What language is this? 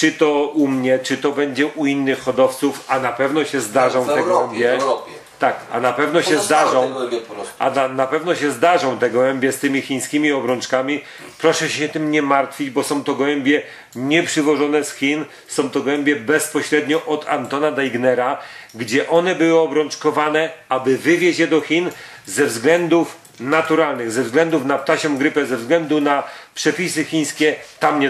Polish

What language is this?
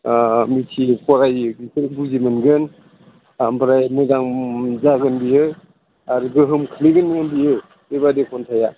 Bodo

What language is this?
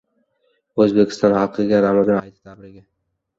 Uzbek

